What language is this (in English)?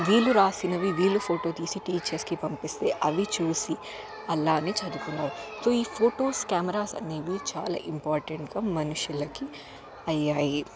Telugu